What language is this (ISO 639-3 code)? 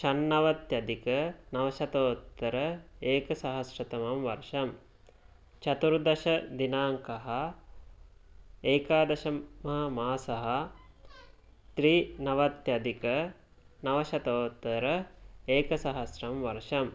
san